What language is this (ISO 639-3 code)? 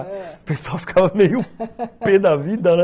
por